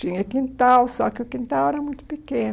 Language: Portuguese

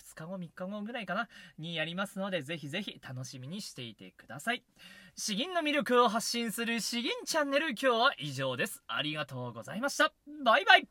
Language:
Japanese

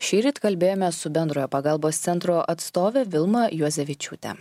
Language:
Lithuanian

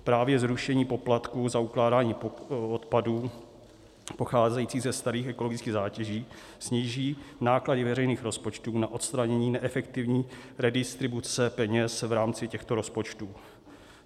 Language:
Czech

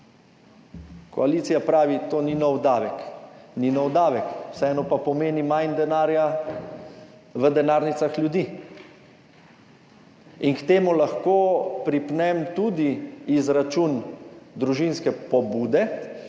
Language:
Slovenian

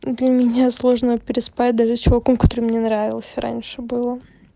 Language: Russian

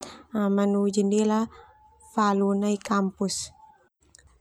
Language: Termanu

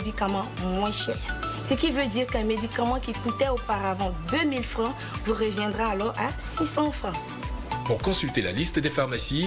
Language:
French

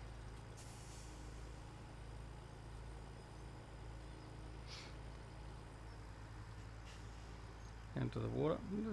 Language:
English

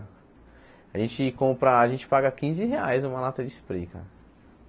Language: Portuguese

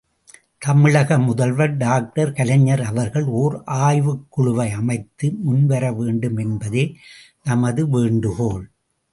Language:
Tamil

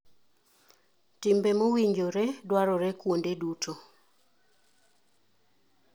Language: Luo (Kenya and Tanzania)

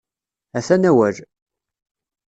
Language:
Kabyle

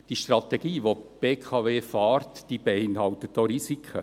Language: Swiss German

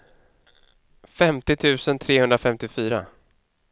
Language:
Swedish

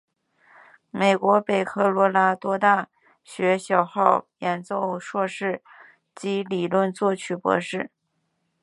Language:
Chinese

